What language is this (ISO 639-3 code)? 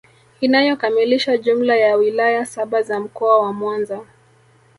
swa